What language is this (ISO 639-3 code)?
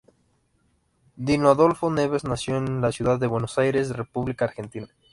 spa